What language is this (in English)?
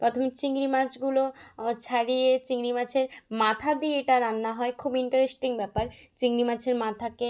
Bangla